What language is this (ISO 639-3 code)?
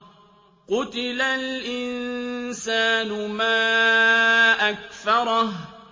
ara